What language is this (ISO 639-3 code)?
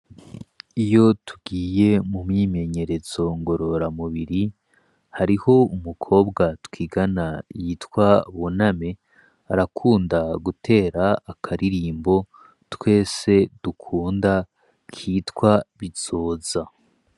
run